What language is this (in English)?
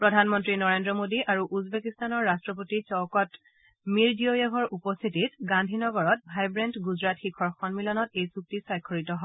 Assamese